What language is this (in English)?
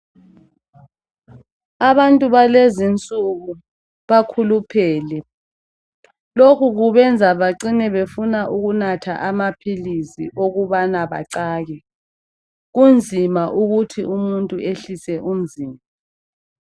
North Ndebele